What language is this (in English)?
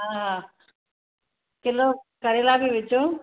Sindhi